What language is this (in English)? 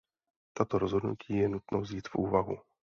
Czech